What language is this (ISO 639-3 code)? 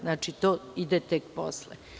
srp